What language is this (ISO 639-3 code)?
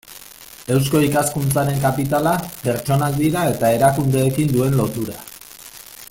eus